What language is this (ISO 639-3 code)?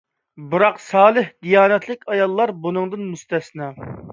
uig